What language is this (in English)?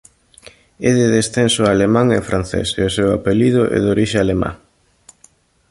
Galician